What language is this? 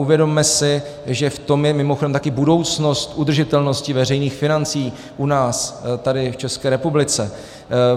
Czech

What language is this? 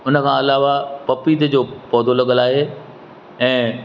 Sindhi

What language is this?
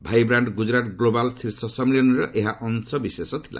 Odia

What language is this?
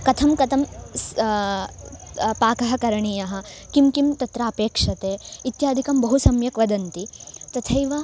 Sanskrit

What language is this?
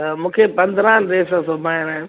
Sindhi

